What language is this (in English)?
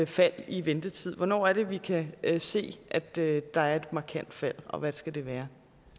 Danish